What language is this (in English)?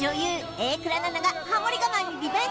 Japanese